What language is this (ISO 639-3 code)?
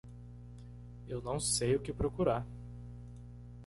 por